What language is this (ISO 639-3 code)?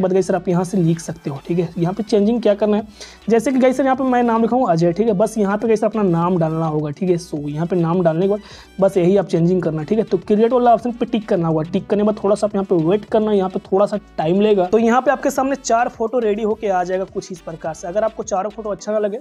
hin